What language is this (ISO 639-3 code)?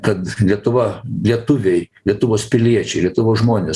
lit